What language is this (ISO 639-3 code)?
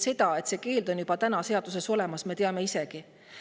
est